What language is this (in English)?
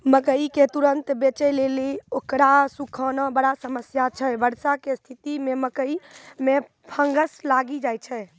Maithili